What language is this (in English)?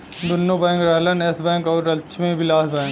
Bhojpuri